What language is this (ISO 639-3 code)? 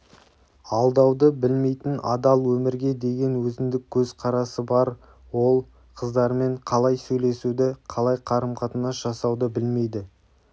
kaz